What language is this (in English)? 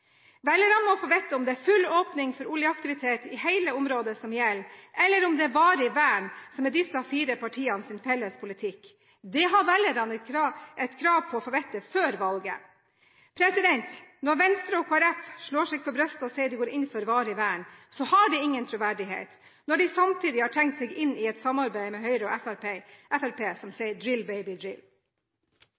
Norwegian Bokmål